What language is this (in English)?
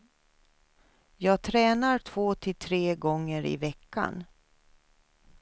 Swedish